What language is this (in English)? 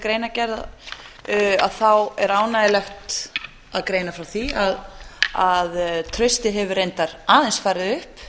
Icelandic